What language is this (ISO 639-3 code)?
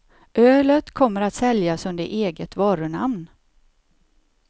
swe